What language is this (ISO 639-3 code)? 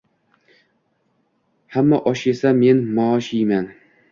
uzb